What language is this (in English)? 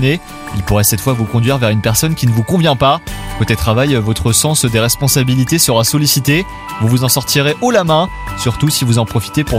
French